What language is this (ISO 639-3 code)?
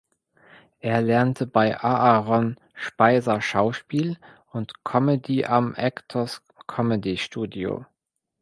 deu